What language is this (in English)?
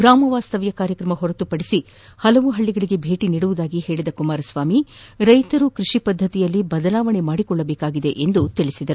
Kannada